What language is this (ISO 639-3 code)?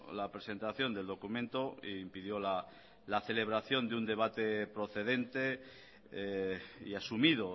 spa